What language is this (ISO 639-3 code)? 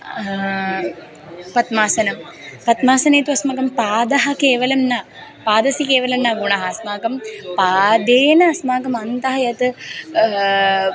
san